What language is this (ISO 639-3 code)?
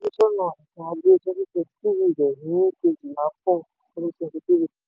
yor